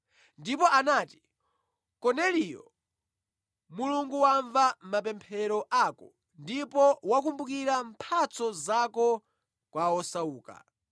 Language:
Nyanja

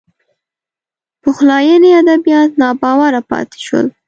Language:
Pashto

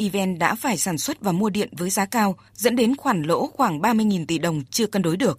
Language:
Vietnamese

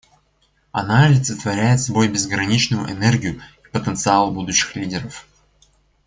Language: Russian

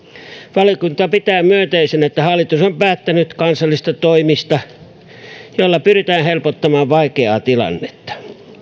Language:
Finnish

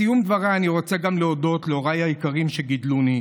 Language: Hebrew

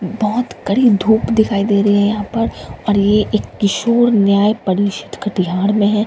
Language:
Hindi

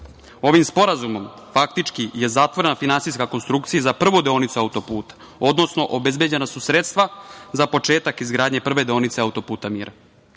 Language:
Serbian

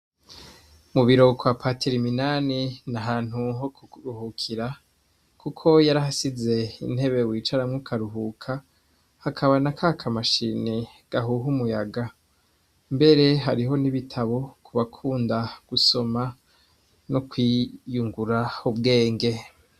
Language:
Rundi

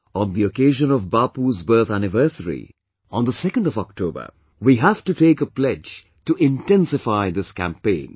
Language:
English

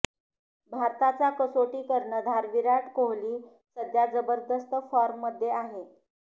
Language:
Marathi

